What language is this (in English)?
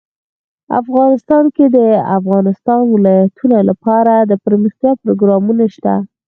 Pashto